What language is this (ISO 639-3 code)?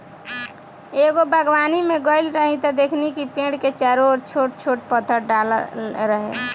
bho